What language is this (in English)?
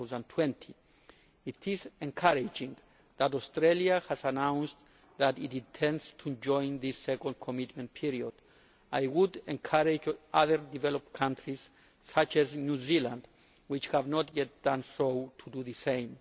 English